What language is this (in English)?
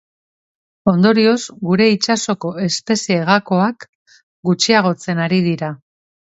Basque